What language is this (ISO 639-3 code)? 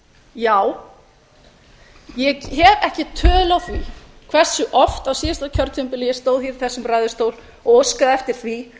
isl